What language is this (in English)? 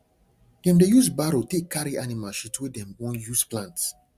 Nigerian Pidgin